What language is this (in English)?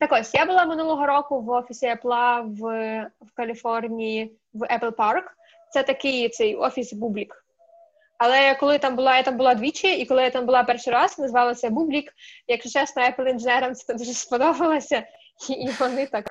Ukrainian